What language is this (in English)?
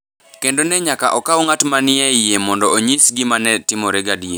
Luo (Kenya and Tanzania)